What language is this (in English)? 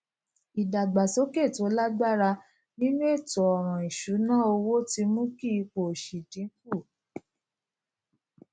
Yoruba